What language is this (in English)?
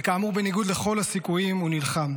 Hebrew